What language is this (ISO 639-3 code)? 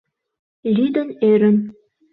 chm